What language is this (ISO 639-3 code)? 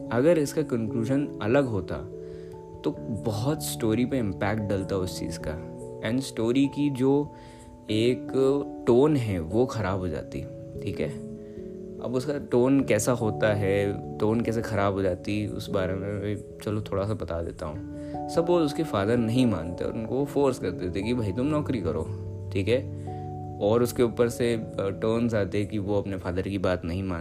hin